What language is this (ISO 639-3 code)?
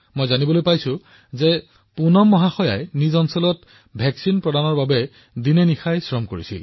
asm